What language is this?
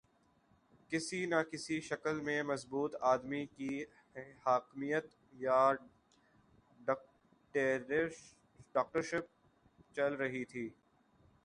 Urdu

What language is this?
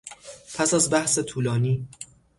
Persian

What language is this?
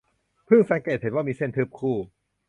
Thai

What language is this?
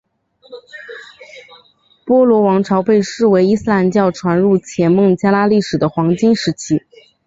Chinese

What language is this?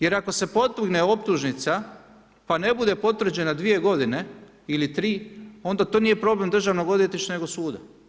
Croatian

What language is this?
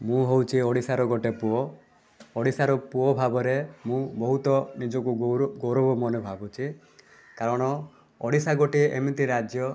Odia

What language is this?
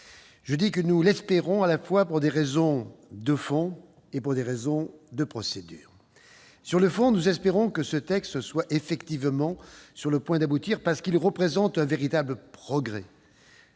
French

